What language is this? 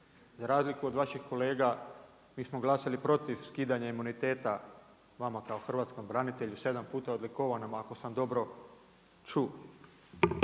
Croatian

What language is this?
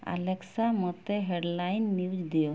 Odia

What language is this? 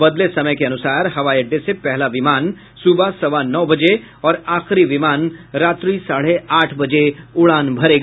Hindi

